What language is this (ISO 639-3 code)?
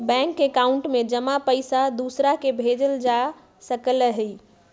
mag